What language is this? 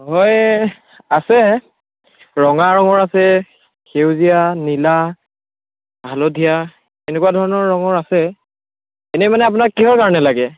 Assamese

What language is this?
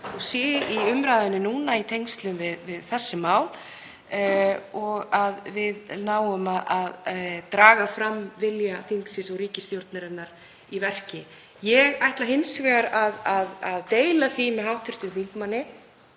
Icelandic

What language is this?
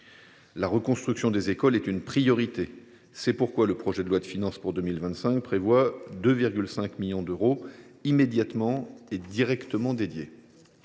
French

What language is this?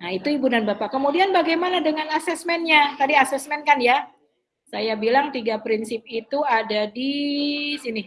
Indonesian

